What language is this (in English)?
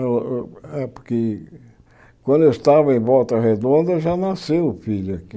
Portuguese